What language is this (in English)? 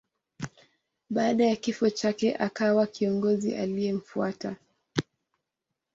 Swahili